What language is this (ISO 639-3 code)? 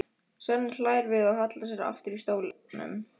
isl